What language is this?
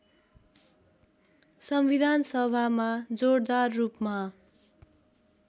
Nepali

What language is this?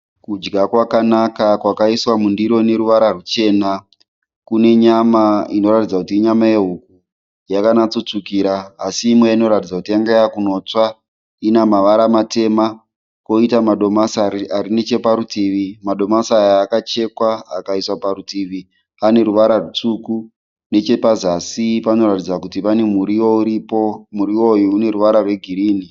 Shona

